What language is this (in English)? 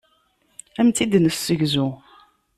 Kabyle